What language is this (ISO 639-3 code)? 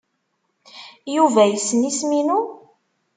kab